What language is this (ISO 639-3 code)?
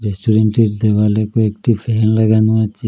ben